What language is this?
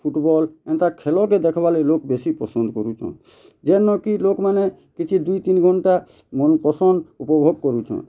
Odia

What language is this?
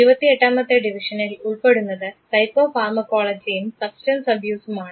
Malayalam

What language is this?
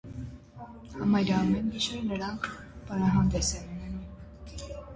Armenian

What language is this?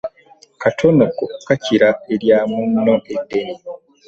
Ganda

